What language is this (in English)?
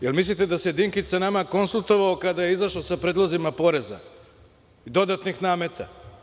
Serbian